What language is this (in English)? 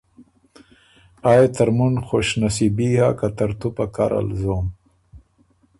Ormuri